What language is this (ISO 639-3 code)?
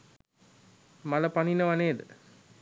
sin